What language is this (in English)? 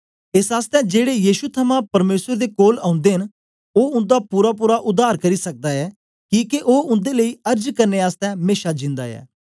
Dogri